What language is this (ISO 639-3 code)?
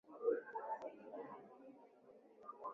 swa